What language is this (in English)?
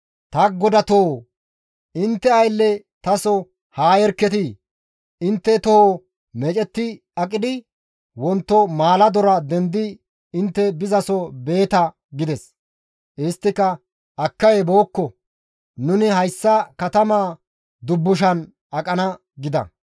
Gamo